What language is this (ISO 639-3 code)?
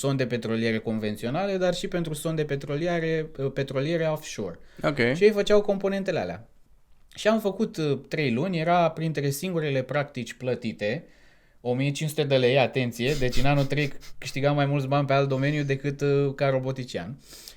ron